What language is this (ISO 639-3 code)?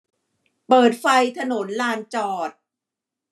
tha